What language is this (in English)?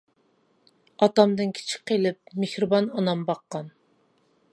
Uyghur